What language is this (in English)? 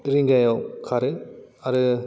Bodo